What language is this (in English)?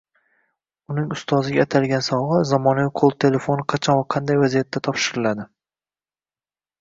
Uzbek